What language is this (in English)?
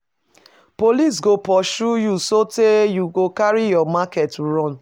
Nigerian Pidgin